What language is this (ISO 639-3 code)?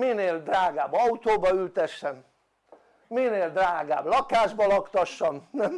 hun